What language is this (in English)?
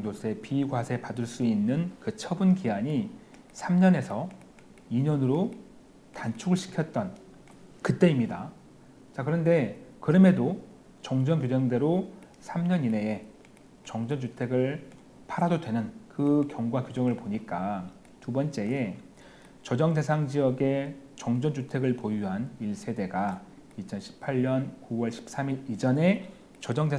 Korean